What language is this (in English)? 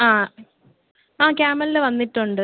Malayalam